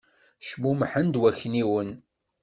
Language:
Kabyle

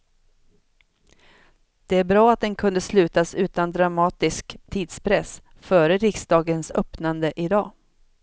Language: Swedish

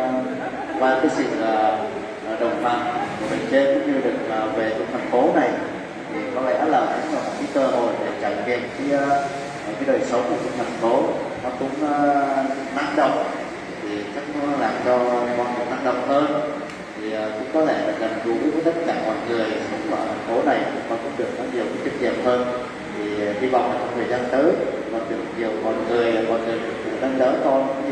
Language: Vietnamese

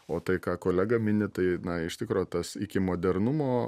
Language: Lithuanian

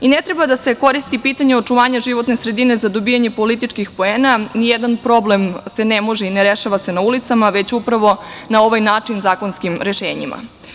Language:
Serbian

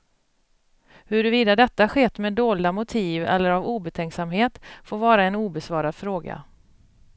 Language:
Swedish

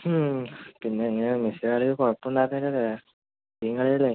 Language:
Malayalam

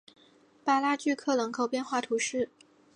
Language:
Chinese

